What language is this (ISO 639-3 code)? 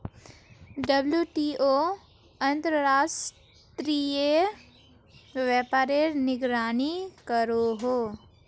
mag